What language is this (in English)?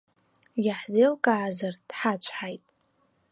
Abkhazian